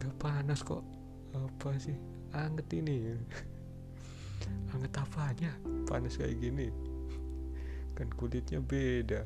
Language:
Indonesian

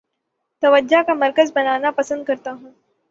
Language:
Urdu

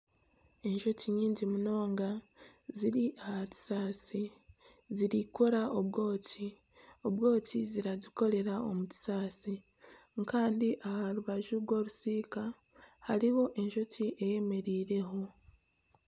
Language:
Nyankole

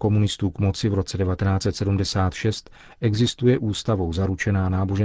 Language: Czech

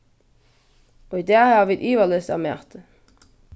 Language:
Faroese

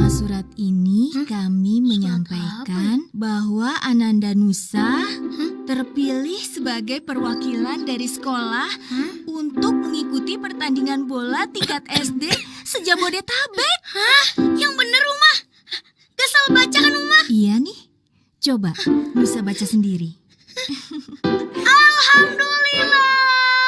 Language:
Indonesian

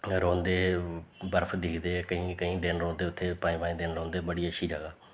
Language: Dogri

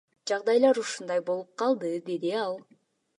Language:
Kyrgyz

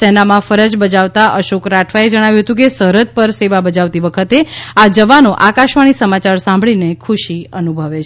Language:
Gujarati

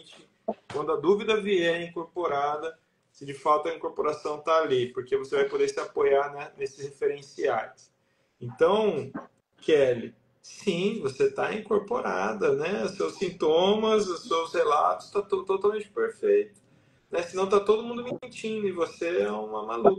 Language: Portuguese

